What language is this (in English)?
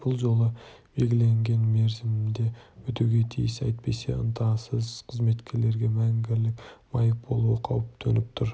Kazakh